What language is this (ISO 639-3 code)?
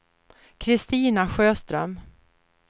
swe